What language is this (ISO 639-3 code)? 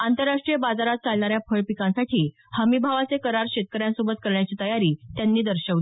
mar